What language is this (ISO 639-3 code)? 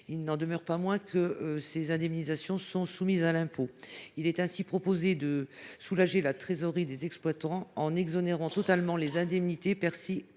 fra